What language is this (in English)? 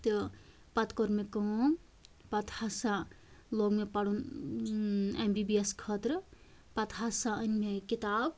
Kashmiri